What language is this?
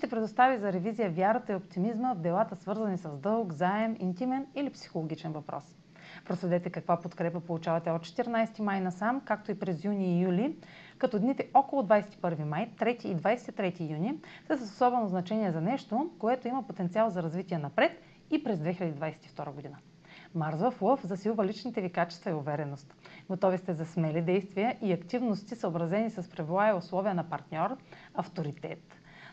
Bulgarian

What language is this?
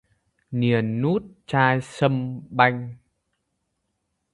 Vietnamese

